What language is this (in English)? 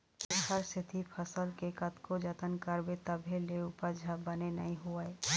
Chhattisgarhi